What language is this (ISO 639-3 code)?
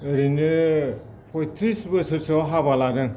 brx